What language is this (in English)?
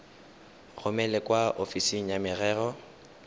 Tswana